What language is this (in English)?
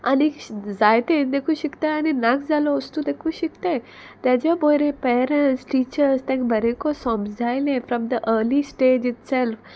Konkani